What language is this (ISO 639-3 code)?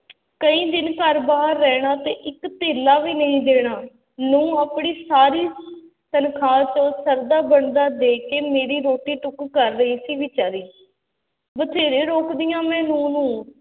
pan